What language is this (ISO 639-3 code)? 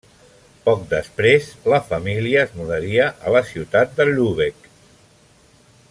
cat